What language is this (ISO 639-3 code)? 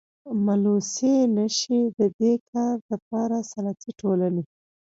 pus